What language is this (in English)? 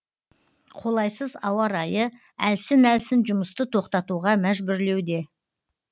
Kazakh